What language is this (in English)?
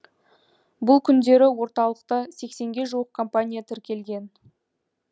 Kazakh